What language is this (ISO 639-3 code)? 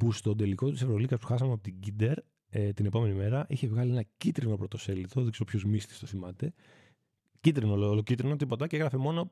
ell